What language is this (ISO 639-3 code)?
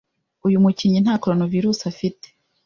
kin